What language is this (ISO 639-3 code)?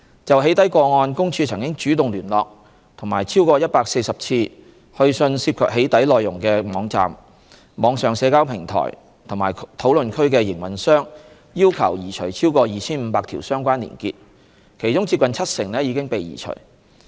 yue